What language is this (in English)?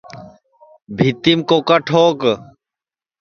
Sansi